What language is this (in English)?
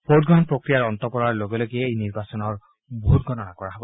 Assamese